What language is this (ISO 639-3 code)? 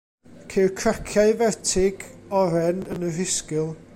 cym